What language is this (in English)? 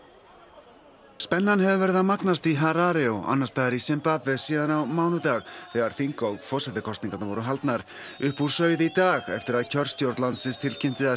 Icelandic